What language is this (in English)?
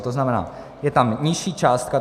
Czech